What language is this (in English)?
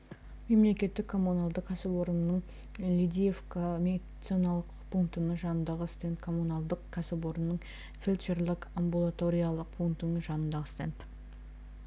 Kazakh